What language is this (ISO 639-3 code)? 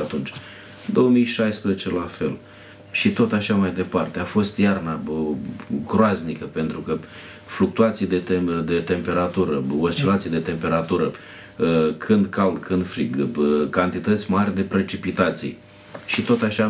ron